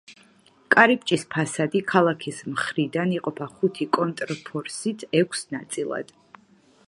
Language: Georgian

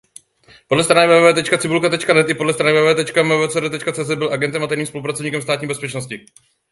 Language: Czech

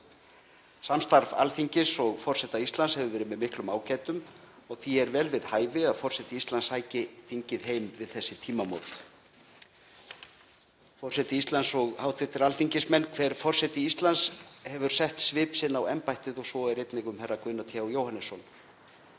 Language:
Icelandic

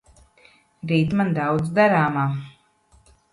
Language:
Latvian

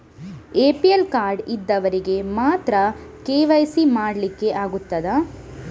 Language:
Kannada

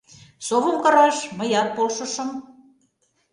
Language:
Mari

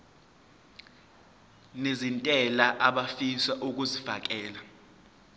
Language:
Zulu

